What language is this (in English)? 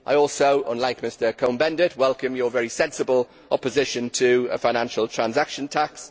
English